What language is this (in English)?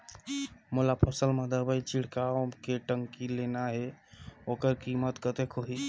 Chhattisgarhi